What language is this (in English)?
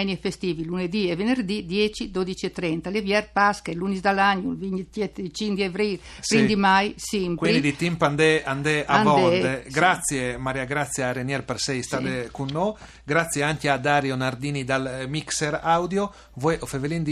Italian